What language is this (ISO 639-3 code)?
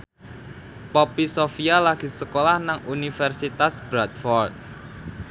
jav